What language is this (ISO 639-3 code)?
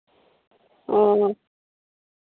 sat